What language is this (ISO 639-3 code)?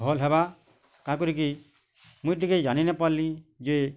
ori